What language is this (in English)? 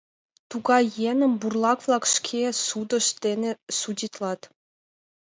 Mari